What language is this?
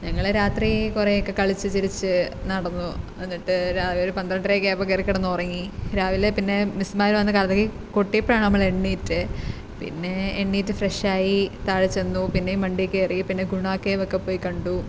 Malayalam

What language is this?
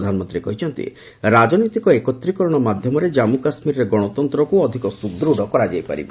Odia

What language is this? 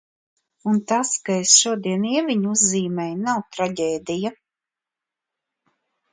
Latvian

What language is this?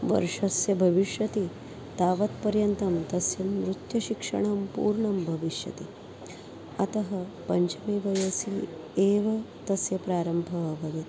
Sanskrit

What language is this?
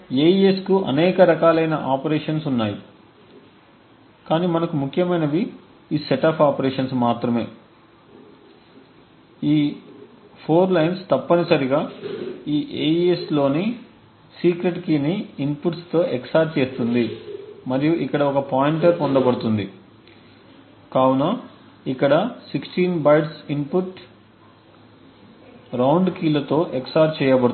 Telugu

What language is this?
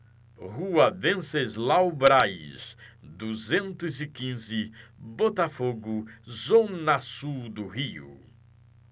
Portuguese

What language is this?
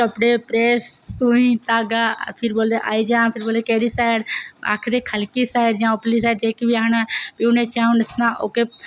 Dogri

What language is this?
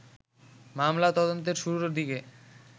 Bangla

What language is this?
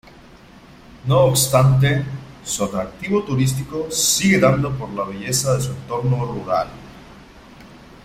Spanish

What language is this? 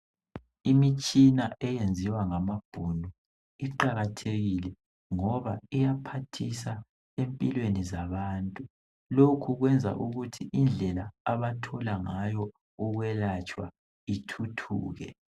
North Ndebele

